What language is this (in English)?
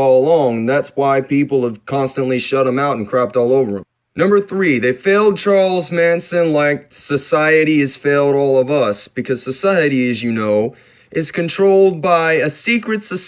English